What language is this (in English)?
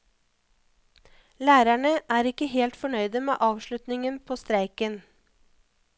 Norwegian